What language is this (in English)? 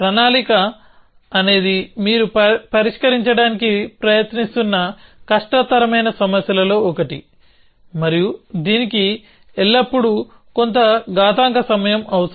Telugu